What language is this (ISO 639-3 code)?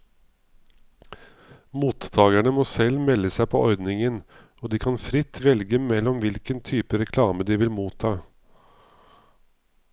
nor